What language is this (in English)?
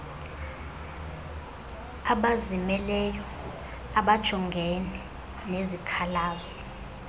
Xhosa